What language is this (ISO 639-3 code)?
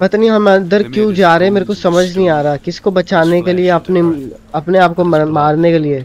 hin